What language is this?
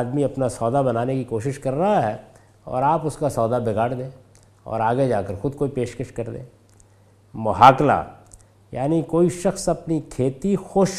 Urdu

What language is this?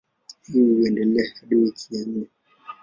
Swahili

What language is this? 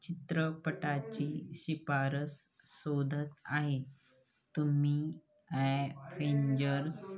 Marathi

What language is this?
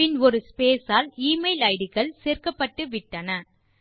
Tamil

